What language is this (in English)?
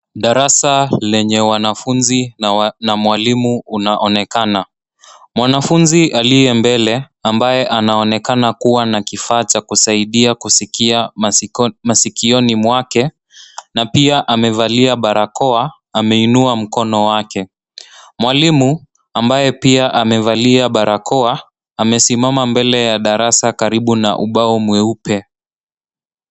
Swahili